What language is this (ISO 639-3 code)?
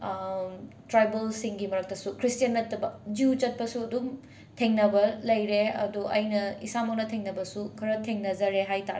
mni